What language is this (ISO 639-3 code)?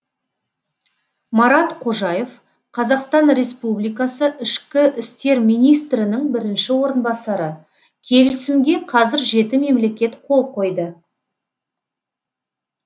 kaz